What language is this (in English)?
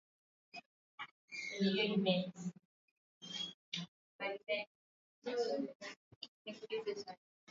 Swahili